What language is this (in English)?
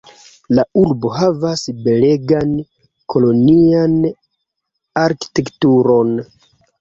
Esperanto